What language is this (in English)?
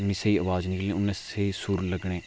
Dogri